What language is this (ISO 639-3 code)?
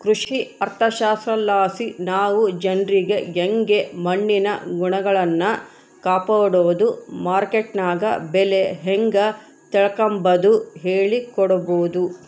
kan